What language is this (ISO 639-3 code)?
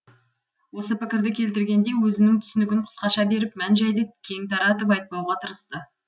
kaz